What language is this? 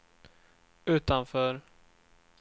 Swedish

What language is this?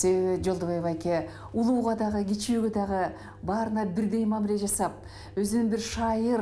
Turkish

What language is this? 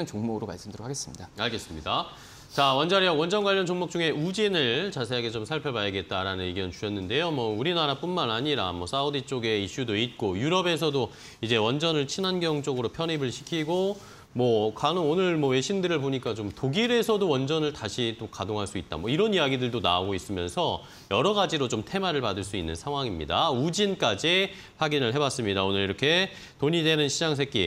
Korean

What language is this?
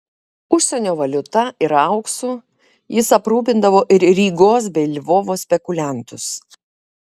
Lithuanian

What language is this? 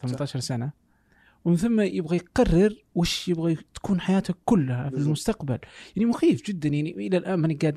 Arabic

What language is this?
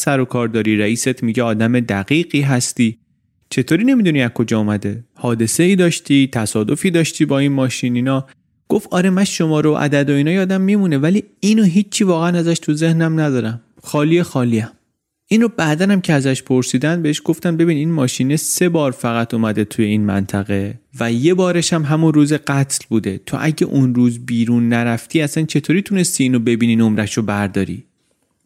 Persian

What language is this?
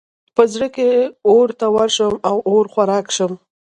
Pashto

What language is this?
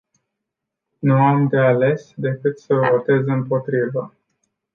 Romanian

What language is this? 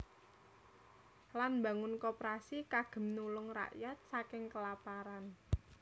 Javanese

